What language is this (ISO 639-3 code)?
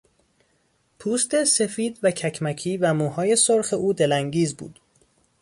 fas